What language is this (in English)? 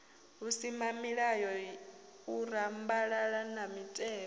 Venda